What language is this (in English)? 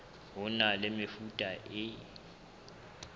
Southern Sotho